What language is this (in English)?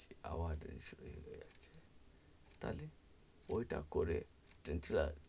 Bangla